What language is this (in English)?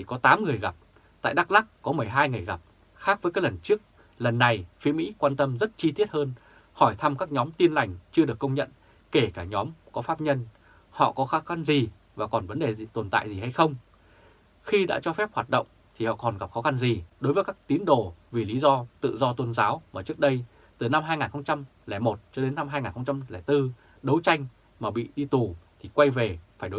Vietnamese